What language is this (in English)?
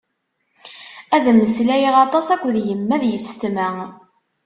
Kabyle